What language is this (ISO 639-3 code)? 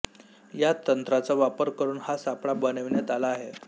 mar